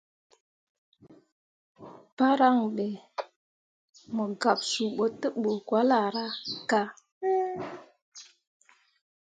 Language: Mundang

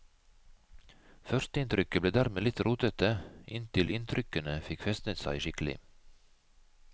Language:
Norwegian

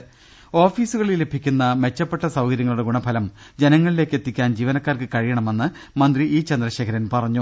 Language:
Malayalam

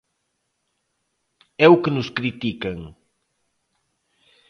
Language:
Galician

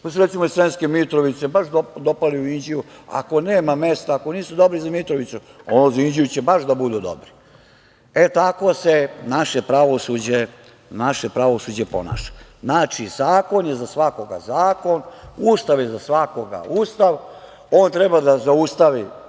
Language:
Serbian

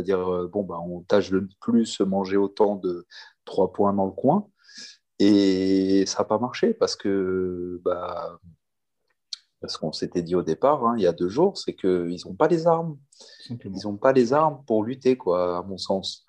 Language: French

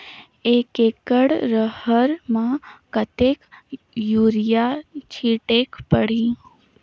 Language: Chhattisgarhi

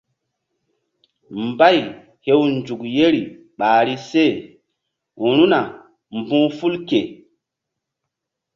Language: Mbum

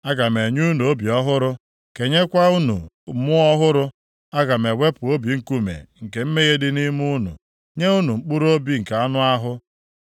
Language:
Igbo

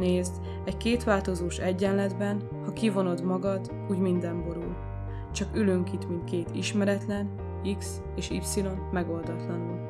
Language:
Hungarian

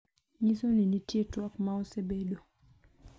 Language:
Luo (Kenya and Tanzania)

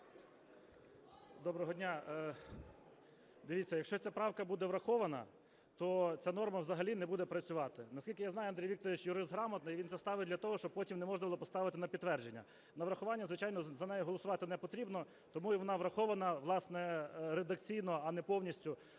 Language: Ukrainian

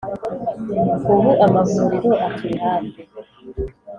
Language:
Kinyarwanda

